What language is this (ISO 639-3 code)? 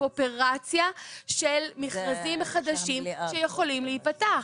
heb